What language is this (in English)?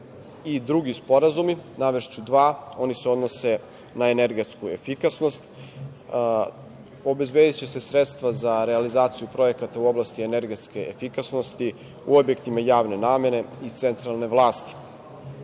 Serbian